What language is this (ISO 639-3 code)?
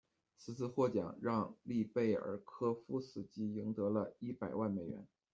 zho